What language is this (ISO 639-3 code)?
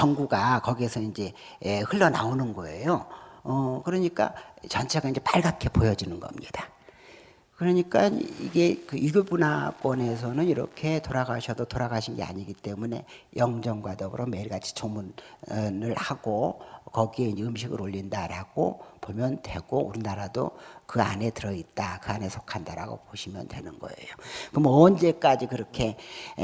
kor